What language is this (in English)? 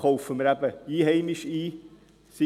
Swiss German